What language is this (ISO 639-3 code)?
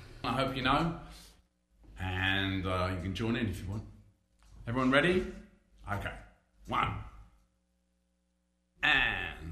spa